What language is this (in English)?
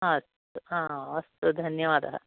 Sanskrit